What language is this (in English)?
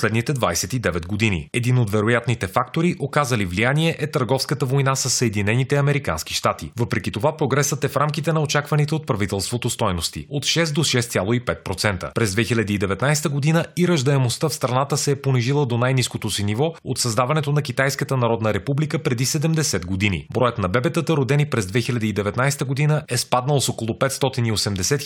Bulgarian